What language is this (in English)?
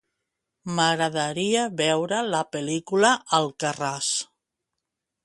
Catalan